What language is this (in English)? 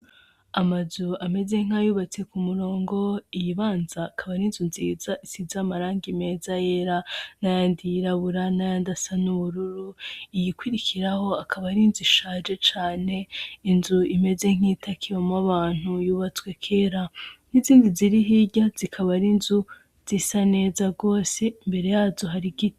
Rundi